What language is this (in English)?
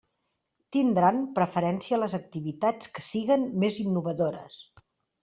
Catalan